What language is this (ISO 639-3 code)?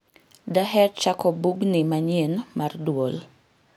luo